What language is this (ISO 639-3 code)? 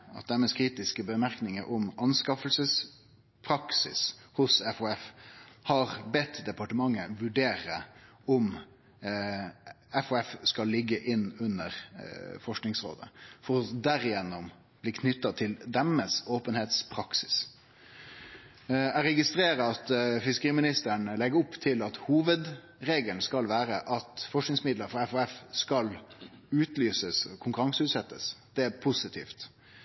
nno